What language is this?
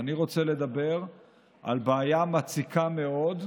Hebrew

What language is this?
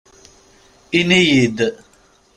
Kabyle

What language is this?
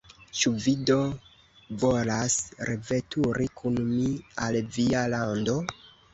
Esperanto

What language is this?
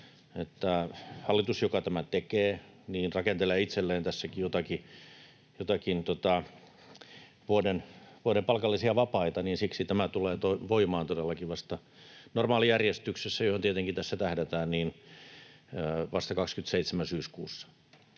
Finnish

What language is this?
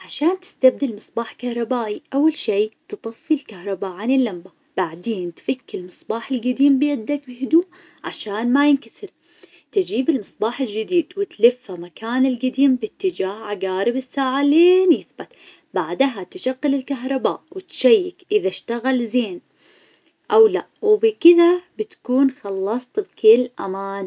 Najdi Arabic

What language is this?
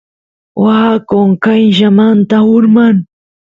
Santiago del Estero Quichua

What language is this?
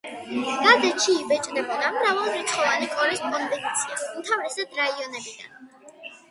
Georgian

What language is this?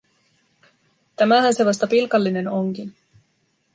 Finnish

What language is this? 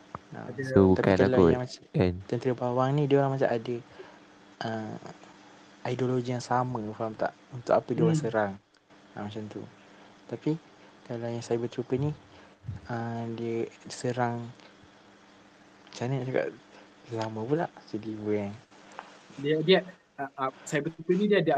Malay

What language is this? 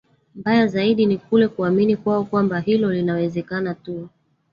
Swahili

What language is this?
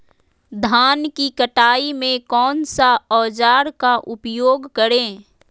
Magahi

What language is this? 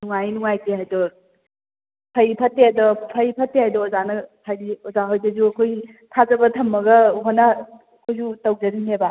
Manipuri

